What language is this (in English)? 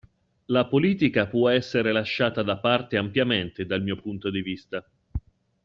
Italian